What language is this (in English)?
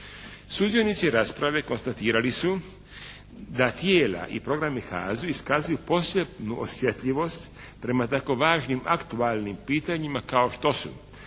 Croatian